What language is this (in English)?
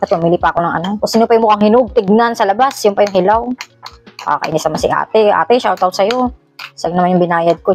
Filipino